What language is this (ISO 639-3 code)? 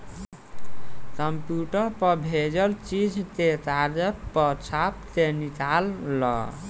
bho